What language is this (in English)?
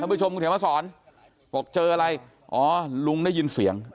Thai